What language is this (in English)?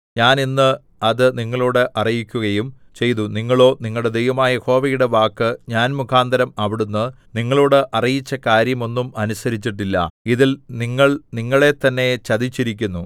Malayalam